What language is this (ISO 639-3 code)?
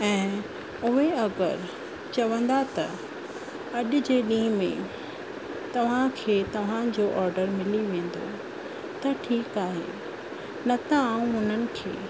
snd